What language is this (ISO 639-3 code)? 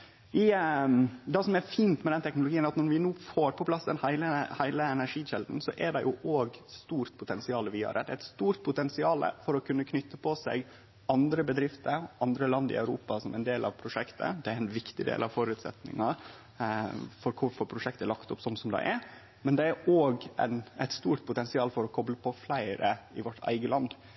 nno